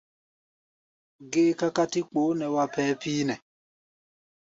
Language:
Gbaya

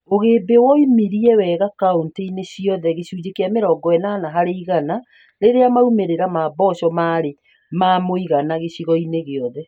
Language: Kikuyu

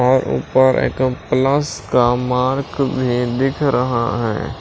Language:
Hindi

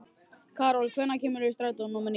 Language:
Icelandic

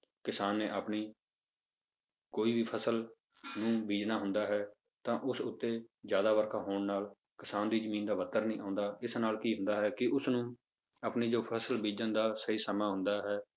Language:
Punjabi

